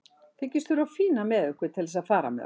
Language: Icelandic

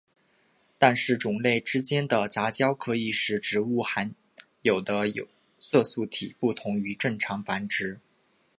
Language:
Chinese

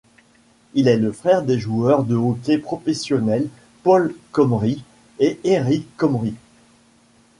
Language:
French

